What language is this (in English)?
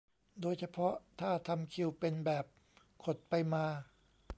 Thai